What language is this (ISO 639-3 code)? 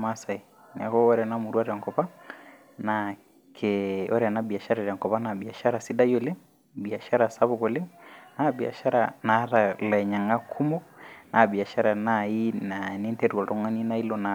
mas